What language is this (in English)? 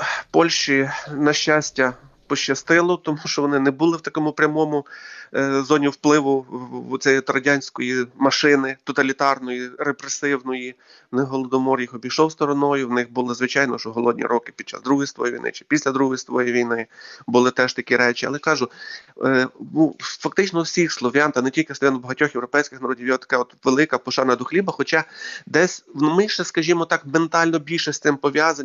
Ukrainian